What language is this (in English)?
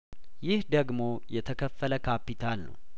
Amharic